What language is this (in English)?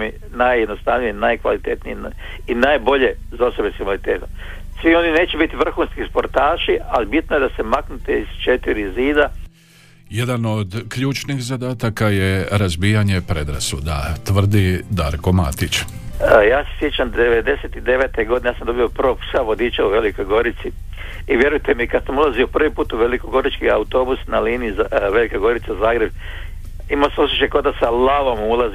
Croatian